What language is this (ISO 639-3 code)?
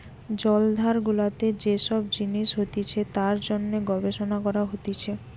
ben